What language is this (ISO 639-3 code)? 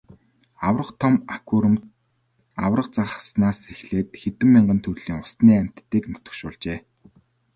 mon